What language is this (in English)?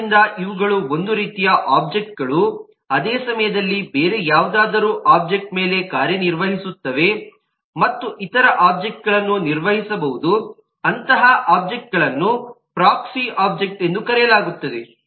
Kannada